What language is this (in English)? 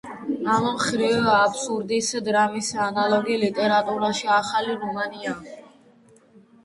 Georgian